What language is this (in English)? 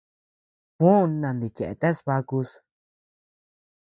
Tepeuxila Cuicatec